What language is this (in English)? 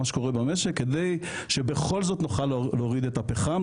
Hebrew